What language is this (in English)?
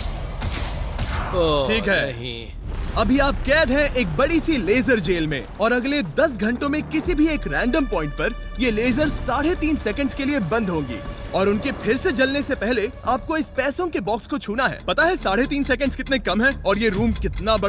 Hindi